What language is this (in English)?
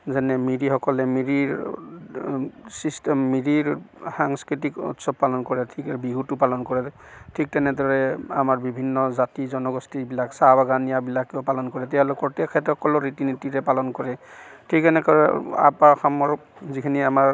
Assamese